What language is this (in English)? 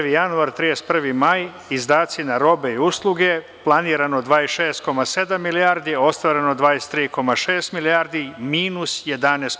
Serbian